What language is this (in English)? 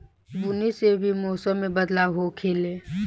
Bhojpuri